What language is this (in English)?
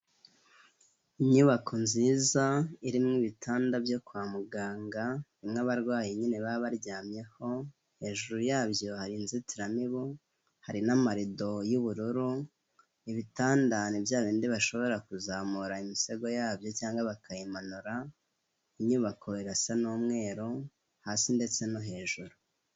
Kinyarwanda